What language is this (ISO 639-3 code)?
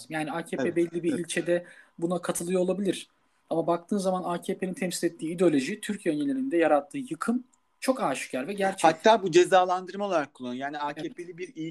tur